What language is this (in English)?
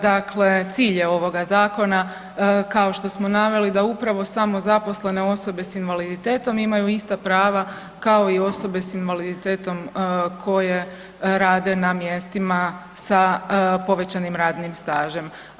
Croatian